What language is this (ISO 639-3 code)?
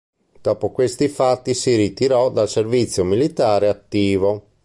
ita